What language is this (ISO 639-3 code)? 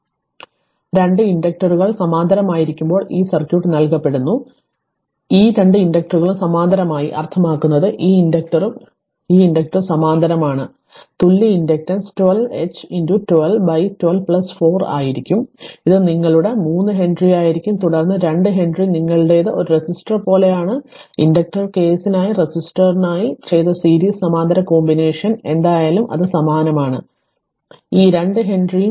mal